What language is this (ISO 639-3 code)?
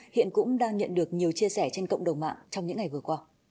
vie